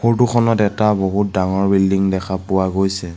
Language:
Assamese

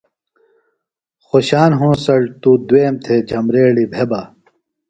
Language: Phalura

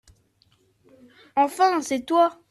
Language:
French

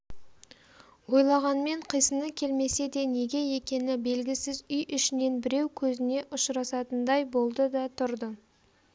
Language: Kazakh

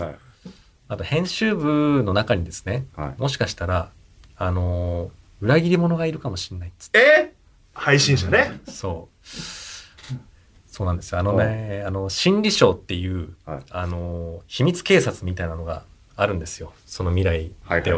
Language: Japanese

